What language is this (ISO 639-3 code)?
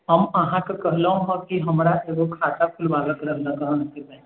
mai